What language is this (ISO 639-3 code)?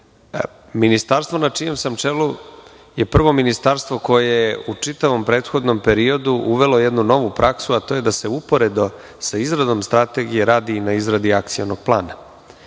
srp